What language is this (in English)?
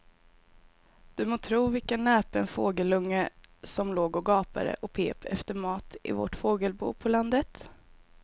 Swedish